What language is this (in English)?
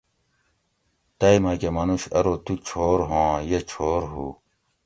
Gawri